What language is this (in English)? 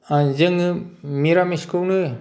Bodo